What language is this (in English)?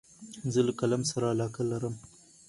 Pashto